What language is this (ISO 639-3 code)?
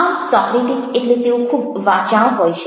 guj